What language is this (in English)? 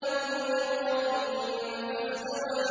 Arabic